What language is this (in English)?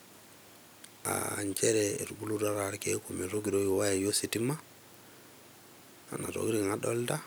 Masai